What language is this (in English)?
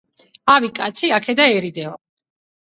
Georgian